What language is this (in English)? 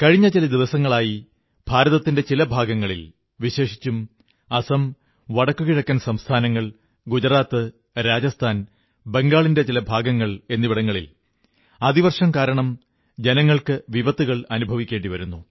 Malayalam